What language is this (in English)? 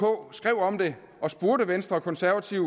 Danish